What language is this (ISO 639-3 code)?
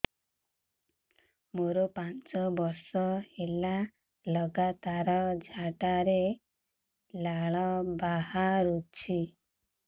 ori